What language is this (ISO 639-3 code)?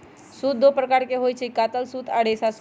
mag